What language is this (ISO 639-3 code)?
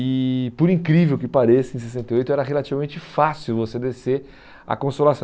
por